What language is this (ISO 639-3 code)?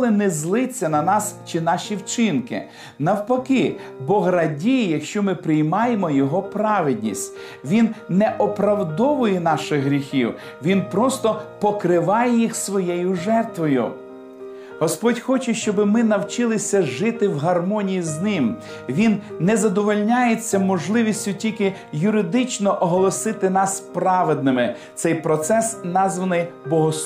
ukr